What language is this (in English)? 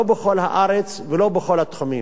Hebrew